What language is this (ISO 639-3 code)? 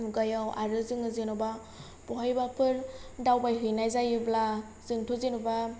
brx